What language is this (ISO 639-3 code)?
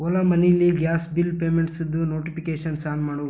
kan